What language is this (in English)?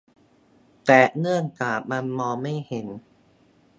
Thai